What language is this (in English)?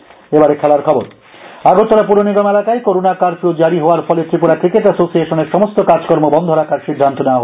Bangla